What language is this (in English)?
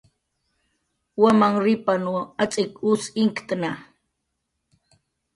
Jaqaru